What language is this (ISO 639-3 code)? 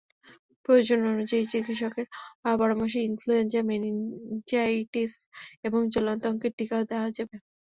ben